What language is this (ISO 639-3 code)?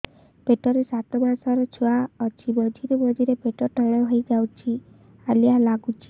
ori